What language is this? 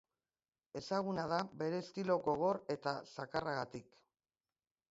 Basque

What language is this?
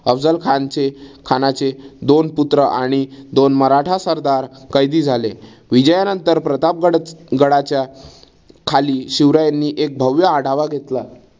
Marathi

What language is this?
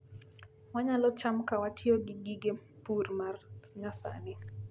Luo (Kenya and Tanzania)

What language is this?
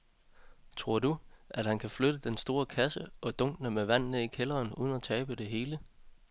Danish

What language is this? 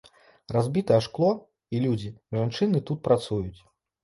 Belarusian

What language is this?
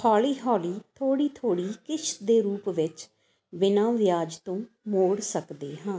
Punjabi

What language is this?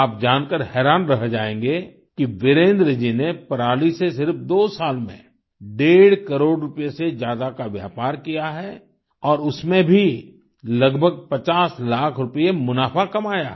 Hindi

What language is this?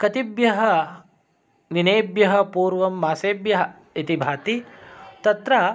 Sanskrit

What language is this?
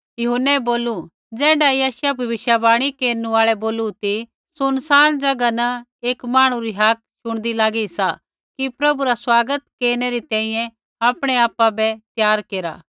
Kullu Pahari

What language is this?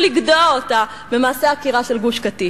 Hebrew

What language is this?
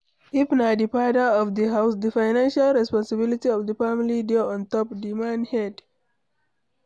Nigerian Pidgin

